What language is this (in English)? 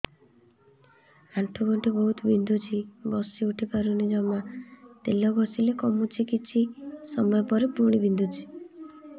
Odia